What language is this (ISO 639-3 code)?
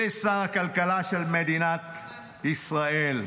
heb